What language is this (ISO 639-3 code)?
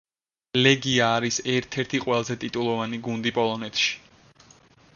kat